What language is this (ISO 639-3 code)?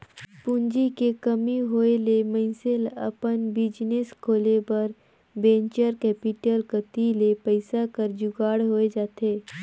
hne